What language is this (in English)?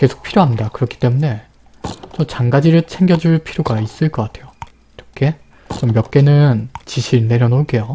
Korean